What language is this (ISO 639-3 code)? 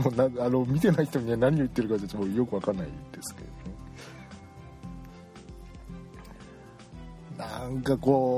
jpn